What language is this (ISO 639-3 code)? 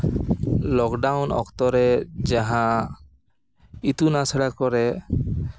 sat